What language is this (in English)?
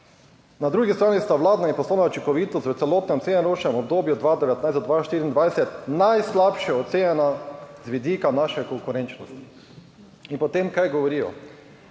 Slovenian